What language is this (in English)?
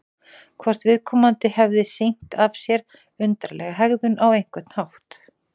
Icelandic